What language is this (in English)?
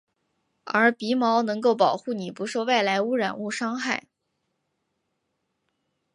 Chinese